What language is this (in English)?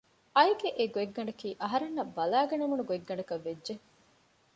Divehi